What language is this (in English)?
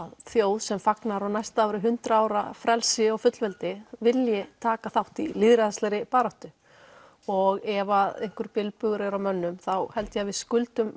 Icelandic